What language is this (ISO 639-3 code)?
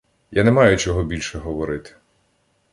ukr